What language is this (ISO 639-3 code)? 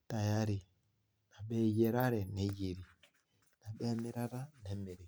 mas